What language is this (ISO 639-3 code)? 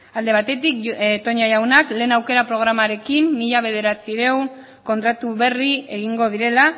eus